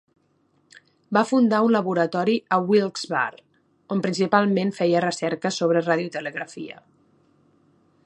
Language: Catalan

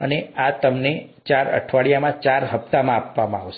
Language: Gujarati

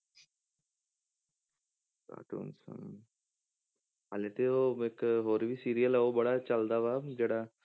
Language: Punjabi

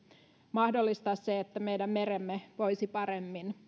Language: Finnish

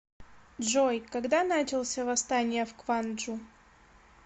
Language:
Russian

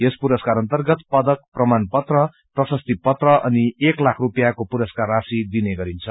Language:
Nepali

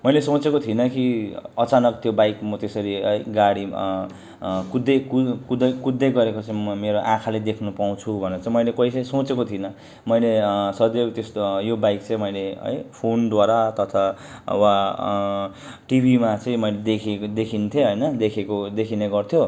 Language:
Nepali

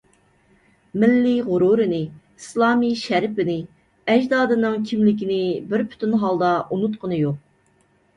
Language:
Uyghur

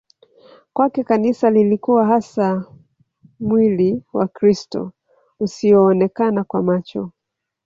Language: Swahili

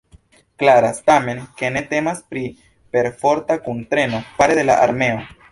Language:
Esperanto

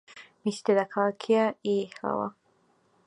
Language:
Georgian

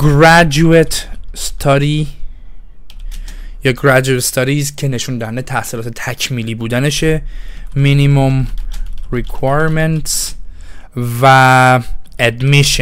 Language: Persian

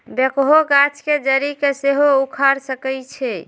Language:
Magahi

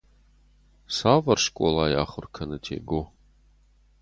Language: Ossetic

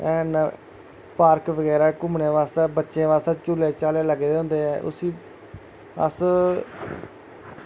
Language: Dogri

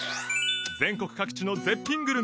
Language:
Japanese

